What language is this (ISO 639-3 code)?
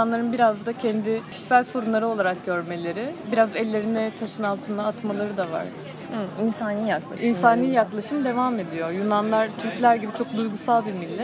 tur